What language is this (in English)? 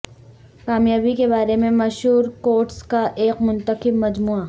Urdu